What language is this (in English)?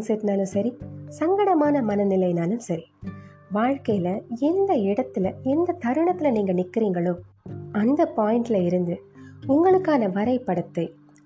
Tamil